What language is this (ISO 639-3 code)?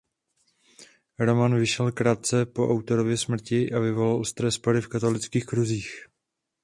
ces